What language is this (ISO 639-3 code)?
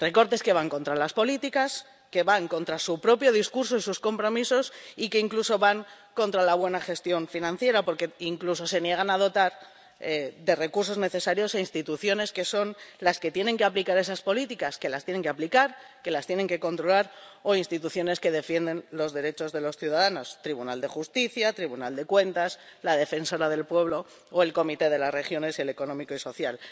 spa